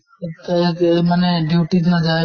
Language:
Assamese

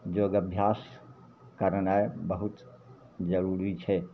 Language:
Maithili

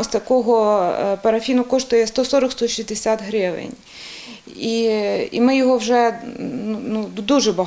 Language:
Ukrainian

